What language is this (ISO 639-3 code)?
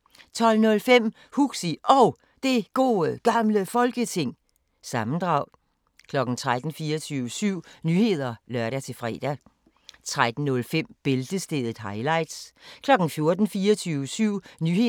dan